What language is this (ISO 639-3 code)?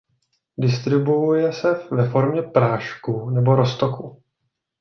ces